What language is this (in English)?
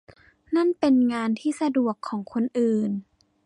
Thai